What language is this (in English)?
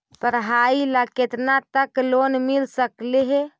Magahi